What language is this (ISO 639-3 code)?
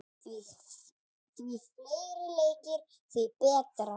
isl